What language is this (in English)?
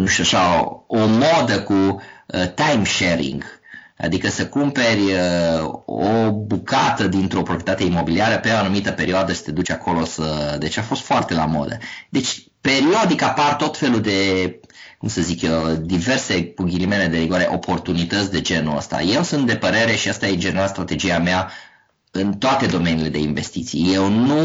Romanian